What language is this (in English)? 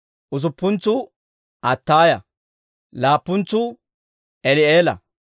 Dawro